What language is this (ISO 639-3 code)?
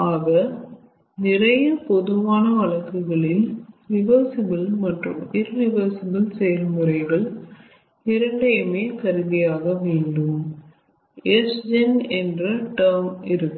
tam